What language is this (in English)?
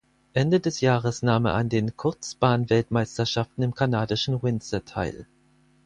German